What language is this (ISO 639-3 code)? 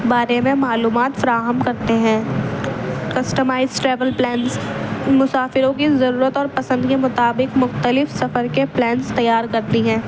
urd